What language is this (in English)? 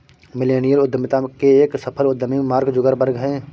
Hindi